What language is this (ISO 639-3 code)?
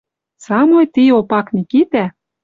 mrj